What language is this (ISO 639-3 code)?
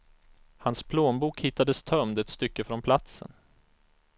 swe